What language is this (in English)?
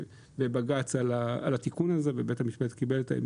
Hebrew